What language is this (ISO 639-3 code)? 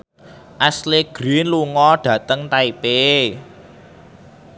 jav